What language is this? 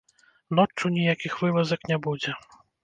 Belarusian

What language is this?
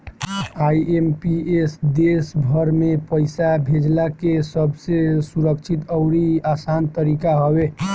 Bhojpuri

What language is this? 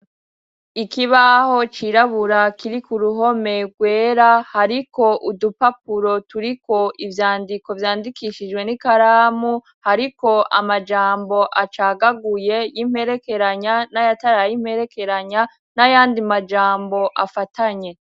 Rundi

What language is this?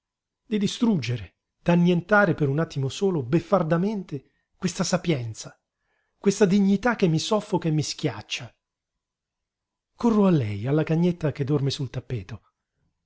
Italian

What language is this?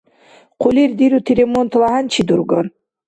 Dargwa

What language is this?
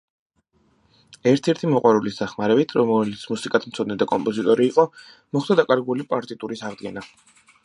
Georgian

